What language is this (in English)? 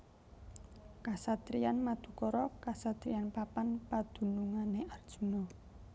Javanese